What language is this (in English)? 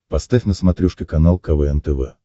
Russian